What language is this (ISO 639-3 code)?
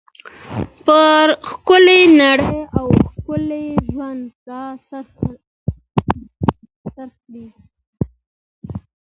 pus